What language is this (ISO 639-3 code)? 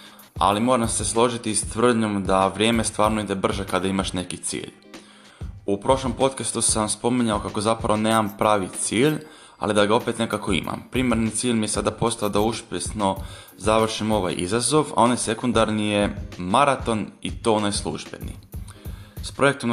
hrv